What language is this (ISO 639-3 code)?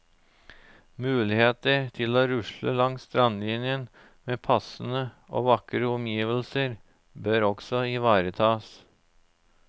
nor